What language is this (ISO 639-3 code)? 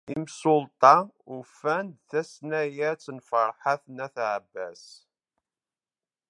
kab